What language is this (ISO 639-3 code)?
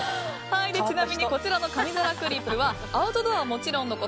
jpn